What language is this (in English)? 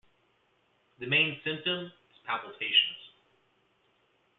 English